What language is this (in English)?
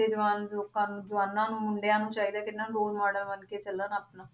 Punjabi